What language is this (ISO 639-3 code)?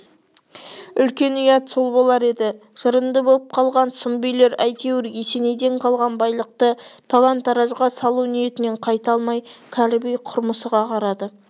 kaz